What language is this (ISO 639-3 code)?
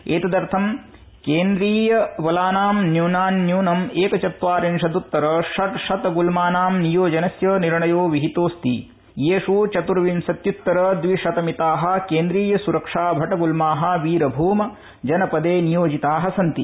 san